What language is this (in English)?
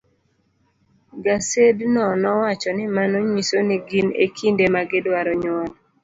Luo (Kenya and Tanzania)